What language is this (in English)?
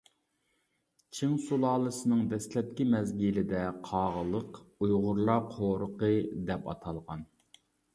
Uyghur